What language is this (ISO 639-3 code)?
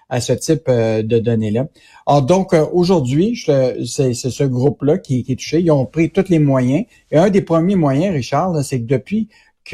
fra